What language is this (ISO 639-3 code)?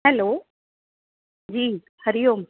snd